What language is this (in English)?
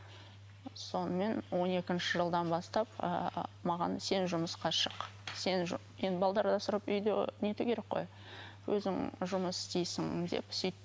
Kazakh